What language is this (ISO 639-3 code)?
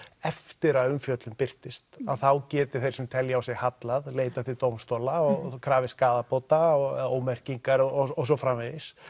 isl